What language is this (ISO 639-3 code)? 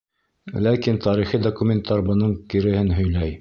bak